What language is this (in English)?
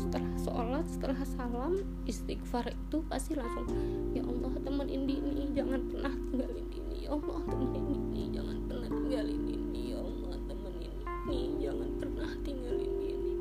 Indonesian